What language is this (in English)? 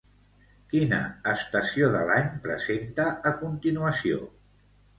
Catalan